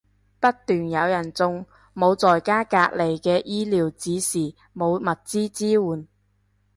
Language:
Cantonese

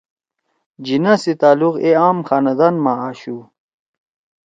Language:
Torwali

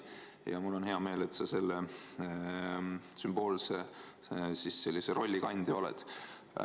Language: Estonian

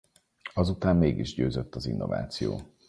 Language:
Hungarian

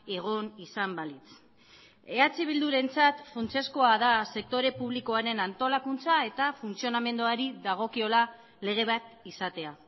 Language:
Basque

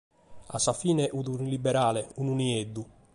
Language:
Sardinian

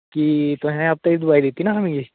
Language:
Dogri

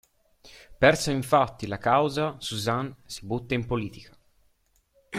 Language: Italian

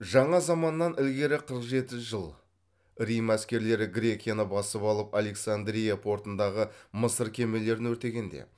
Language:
Kazakh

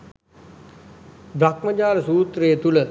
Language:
Sinhala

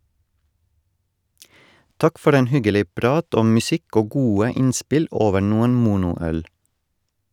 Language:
Norwegian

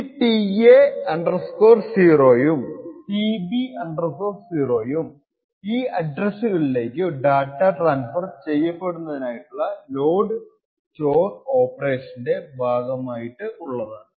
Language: Malayalam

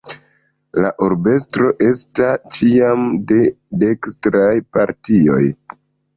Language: Esperanto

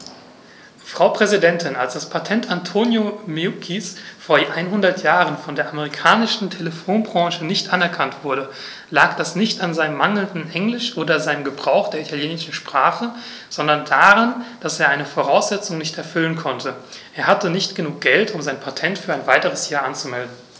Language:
German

